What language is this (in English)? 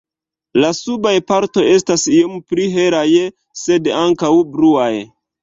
Esperanto